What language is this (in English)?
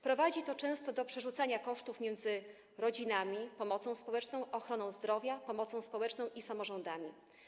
Polish